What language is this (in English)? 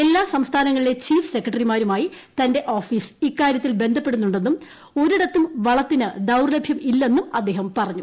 Malayalam